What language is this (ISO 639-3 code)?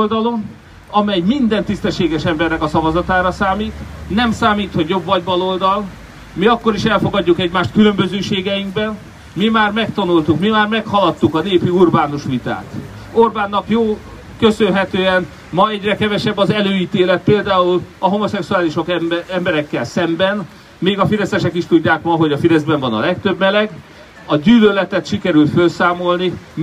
hun